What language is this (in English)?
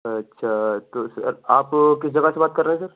Urdu